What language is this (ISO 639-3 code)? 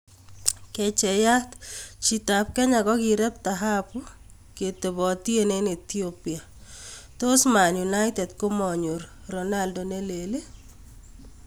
kln